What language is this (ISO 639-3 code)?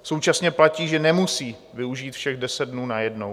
ces